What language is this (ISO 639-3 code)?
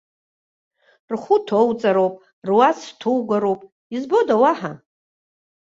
abk